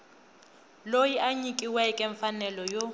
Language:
Tsonga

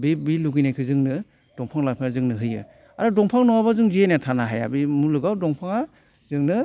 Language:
Bodo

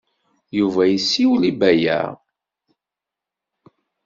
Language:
Kabyle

